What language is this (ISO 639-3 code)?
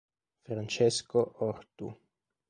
ita